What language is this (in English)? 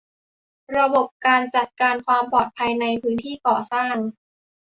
Thai